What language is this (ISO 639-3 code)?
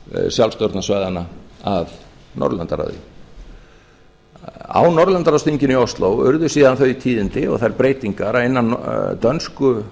isl